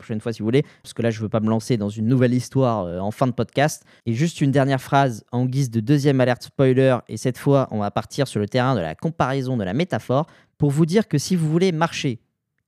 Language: French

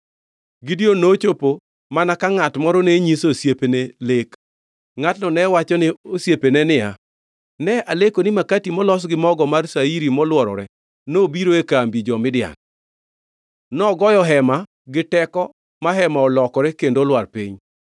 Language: Luo (Kenya and Tanzania)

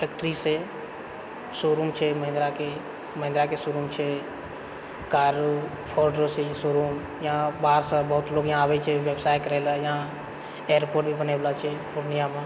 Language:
Maithili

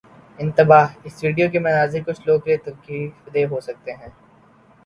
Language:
Urdu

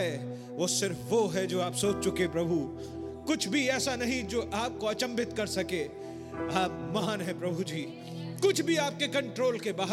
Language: Hindi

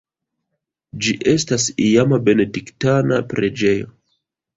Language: Esperanto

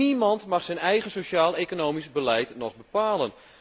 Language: Dutch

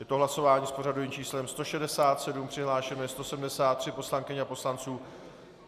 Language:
Czech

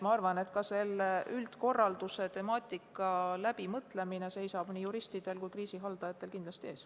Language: Estonian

